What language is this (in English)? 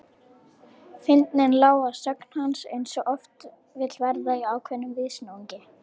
Icelandic